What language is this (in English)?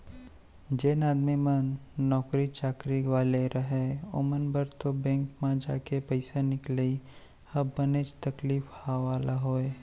Chhattisgarhi